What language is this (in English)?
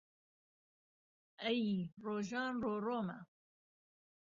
Central Kurdish